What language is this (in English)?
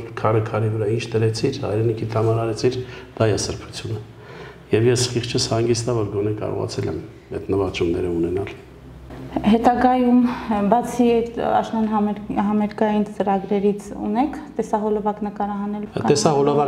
Turkish